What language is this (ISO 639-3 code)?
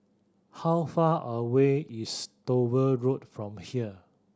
eng